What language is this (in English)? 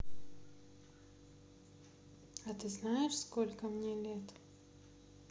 Russian